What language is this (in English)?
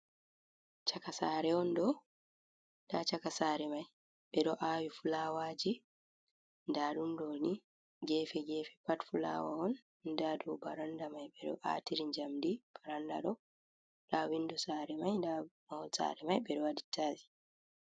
Fula